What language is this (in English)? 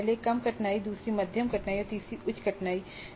Hindi